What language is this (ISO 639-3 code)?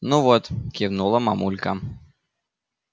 rus